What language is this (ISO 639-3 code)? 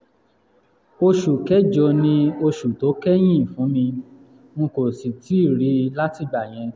yor